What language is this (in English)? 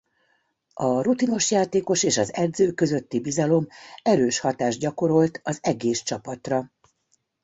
Hungarian